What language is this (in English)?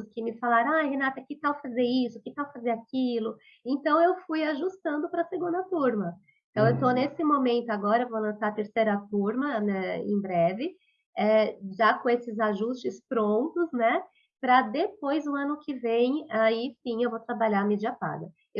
Portuguese